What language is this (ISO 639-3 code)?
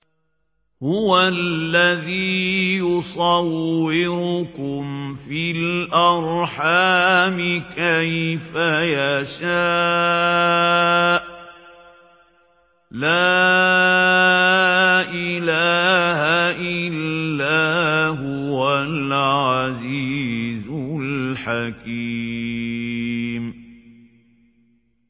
ara